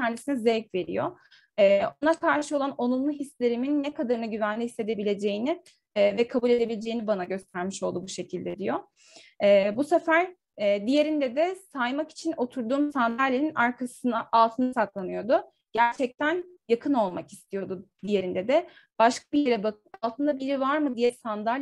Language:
Turkish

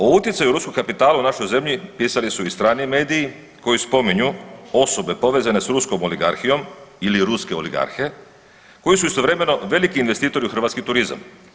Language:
Croatian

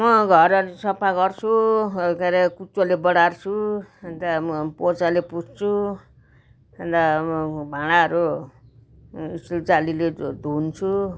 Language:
Nepali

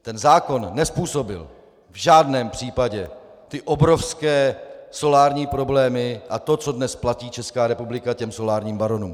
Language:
Czech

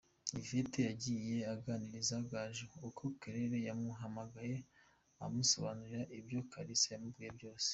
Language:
Kinyarwanda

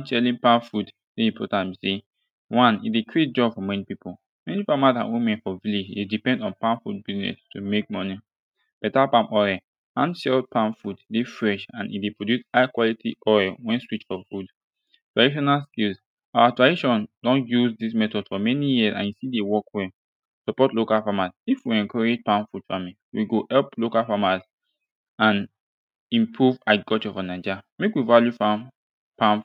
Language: Nigerian Pidgin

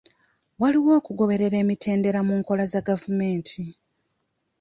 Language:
Ganda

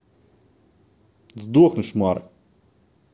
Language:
Russian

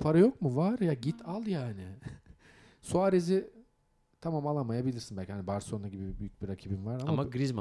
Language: Turkish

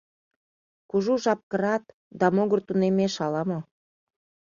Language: Mari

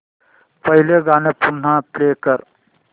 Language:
Marathi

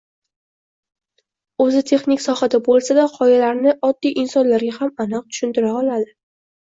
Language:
Uzbek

